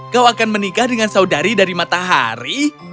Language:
Indonesian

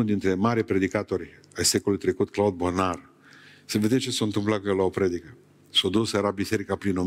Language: Romanian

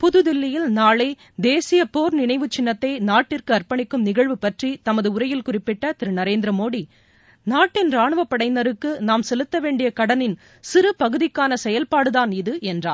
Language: Tamil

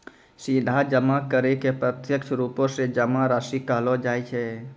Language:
Maithili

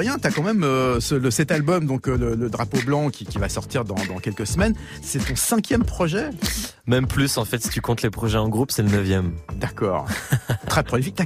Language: French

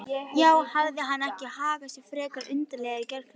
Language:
Icelandic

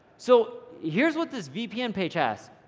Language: English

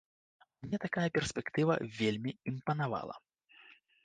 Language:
Belarusian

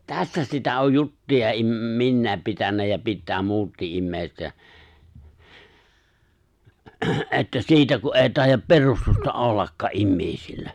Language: Finnish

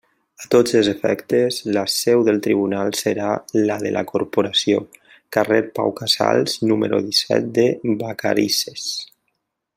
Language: Catalan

